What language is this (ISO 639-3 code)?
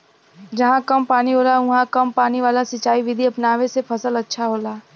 bho